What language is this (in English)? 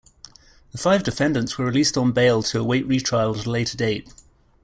English